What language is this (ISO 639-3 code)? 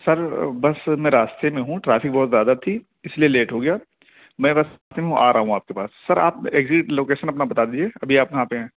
urd